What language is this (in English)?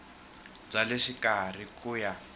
Tsonga